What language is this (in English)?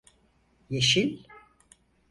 Turkish